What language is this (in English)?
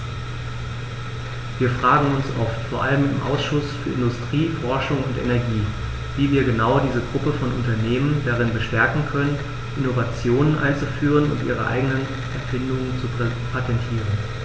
German